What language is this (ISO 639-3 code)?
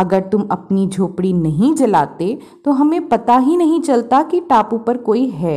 hin